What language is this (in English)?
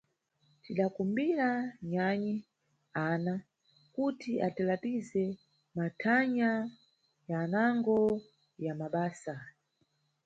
Nyungwe